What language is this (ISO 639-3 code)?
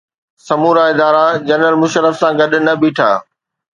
snd